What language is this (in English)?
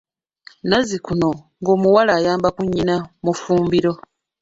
Ganda